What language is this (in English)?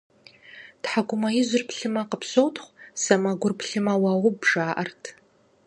Kabardian